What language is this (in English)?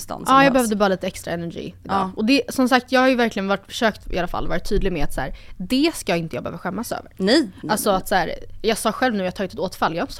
Swedish